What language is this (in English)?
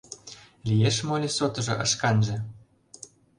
Mari